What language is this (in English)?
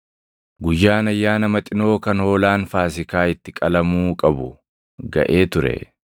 Oromo